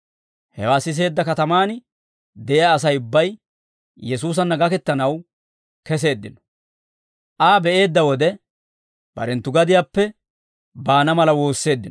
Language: Dawro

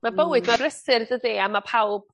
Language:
Welsh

